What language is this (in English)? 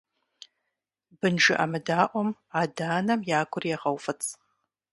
Kabardian